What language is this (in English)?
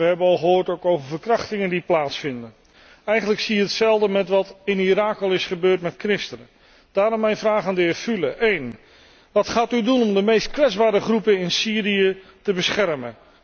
Dutch